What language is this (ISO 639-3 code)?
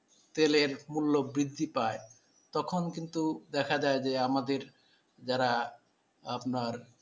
ben